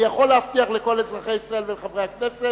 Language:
Hebrew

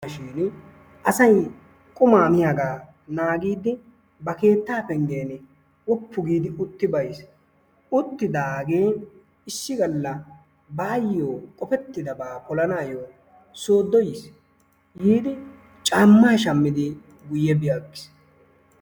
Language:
Wolaytta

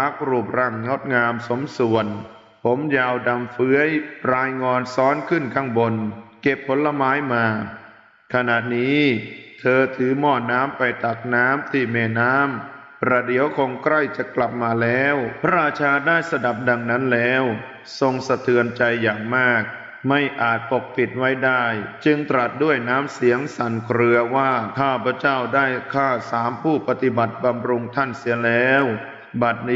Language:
Thai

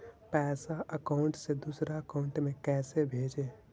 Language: Magahi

